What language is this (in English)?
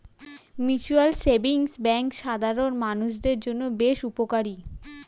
Bangla